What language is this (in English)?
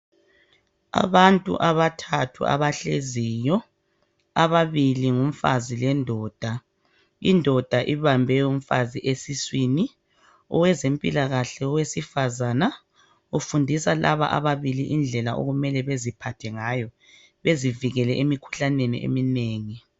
North Ndebele